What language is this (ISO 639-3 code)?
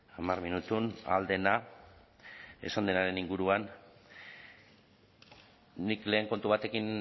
eus